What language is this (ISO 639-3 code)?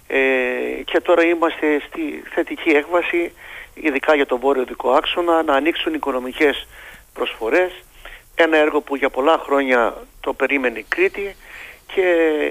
ell